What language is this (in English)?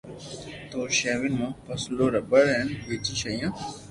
Loarki